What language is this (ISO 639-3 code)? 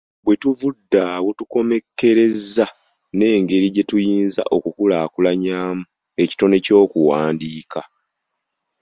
lug